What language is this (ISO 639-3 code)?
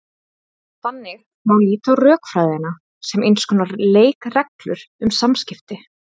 isl